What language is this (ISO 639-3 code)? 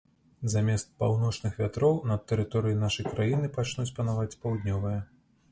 bel